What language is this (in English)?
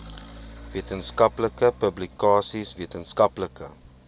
Afrikaans